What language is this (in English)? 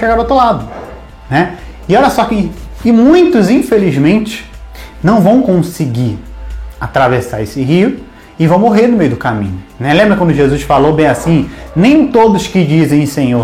Portuguese